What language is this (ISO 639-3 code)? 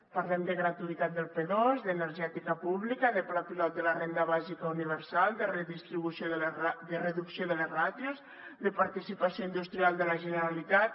cat